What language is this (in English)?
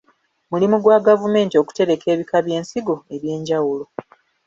Ganda